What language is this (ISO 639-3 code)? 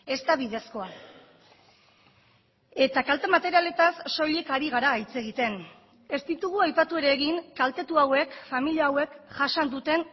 eus